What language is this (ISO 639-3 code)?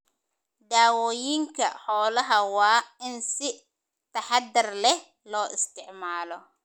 som